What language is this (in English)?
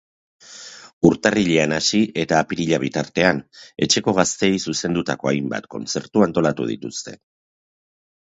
Basque